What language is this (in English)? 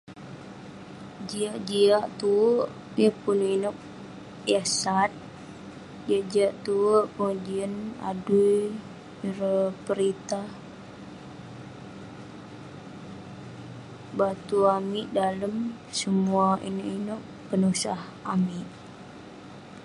Western Penan